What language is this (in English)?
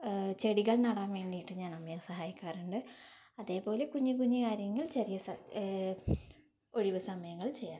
Malayalam